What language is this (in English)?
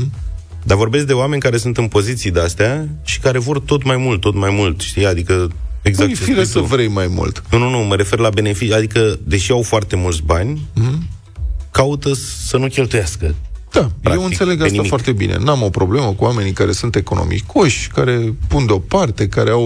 Romanian